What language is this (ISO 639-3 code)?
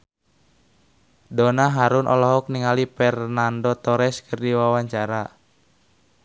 sun